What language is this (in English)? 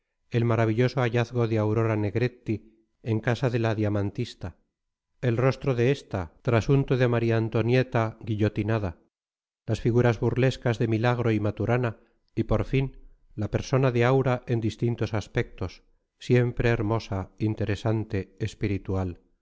Spanish